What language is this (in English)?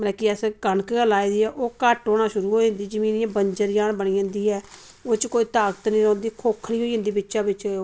Dogri